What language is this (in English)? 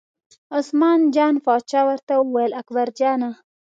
Pashto